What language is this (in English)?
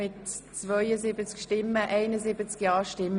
Swiss German